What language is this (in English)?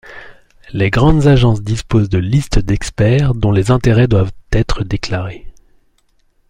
French